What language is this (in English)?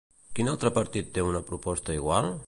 Catalan